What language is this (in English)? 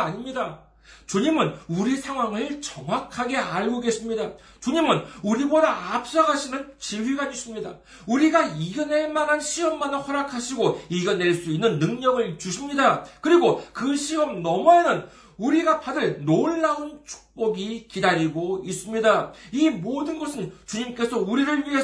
Korean